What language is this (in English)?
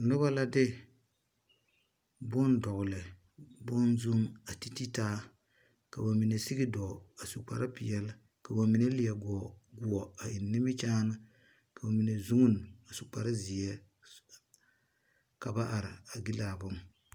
Southern Dagaare